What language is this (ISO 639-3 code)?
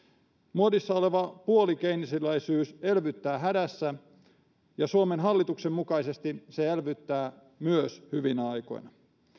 fin